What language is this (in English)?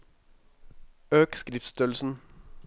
Norwegian